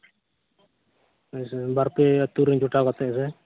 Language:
Santali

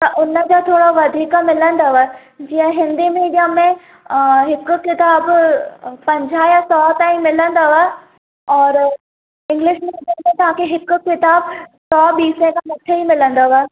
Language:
Sindhi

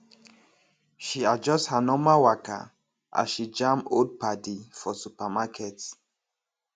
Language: Nigerian Pidgin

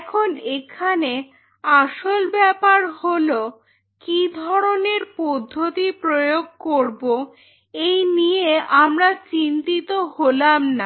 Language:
Bangla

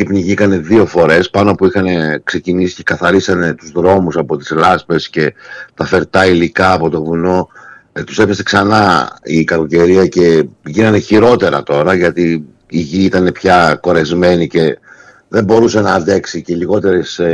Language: Greek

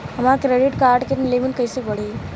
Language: Bhojpuri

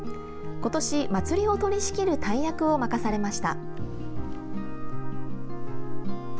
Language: Japanese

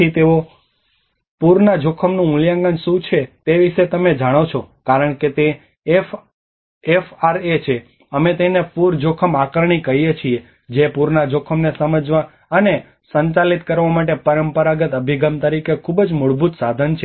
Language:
Gujarati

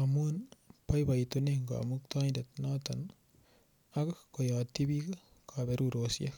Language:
Kalenjin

